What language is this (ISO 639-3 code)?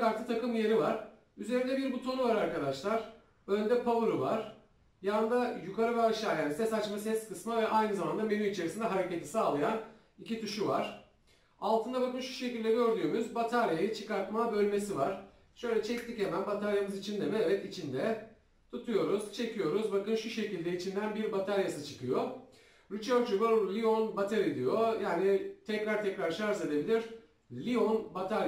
tur